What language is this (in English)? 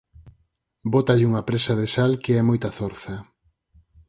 Galician